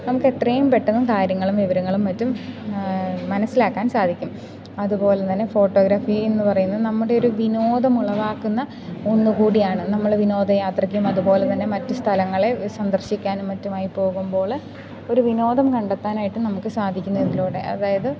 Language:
Malayalam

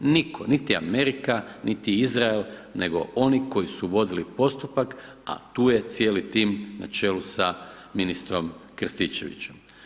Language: Croatian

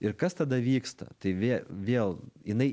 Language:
Lithuanian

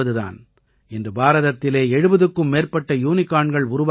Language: Tamil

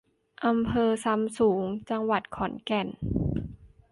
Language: Thai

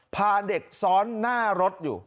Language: Thai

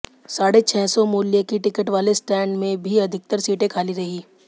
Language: Hindi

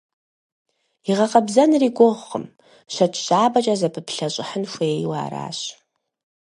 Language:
Kabardian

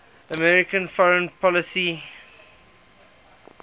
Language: English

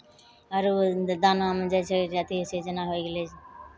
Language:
Maithili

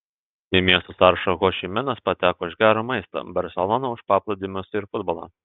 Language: Lithuanian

